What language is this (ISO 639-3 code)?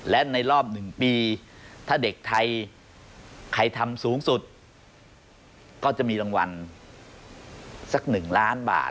tha